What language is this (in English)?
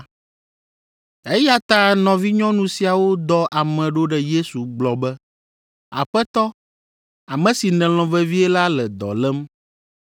Ewe